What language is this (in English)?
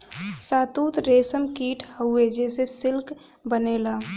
Bhojpuri